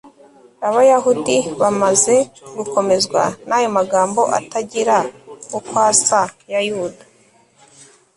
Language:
Kinyarwanda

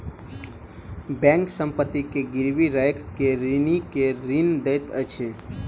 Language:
Maithili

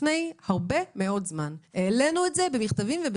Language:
Hebrew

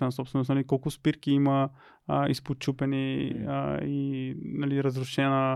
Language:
Bulgarian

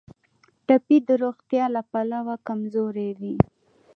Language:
Pashto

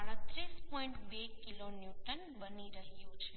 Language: Gujarati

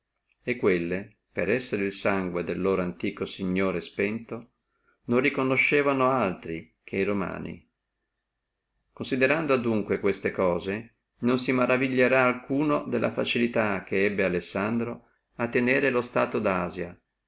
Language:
Italian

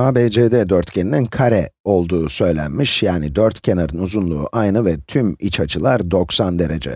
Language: Turkish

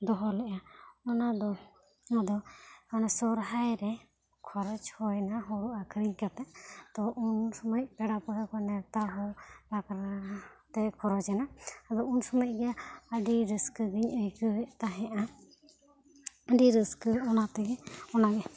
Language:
Santali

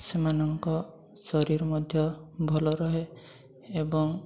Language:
Odia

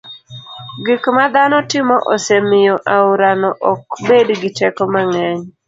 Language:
Luo (Kenya and Tanzania)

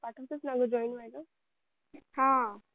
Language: Marathi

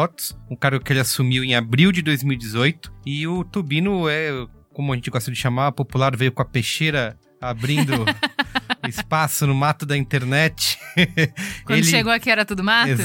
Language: Portuguese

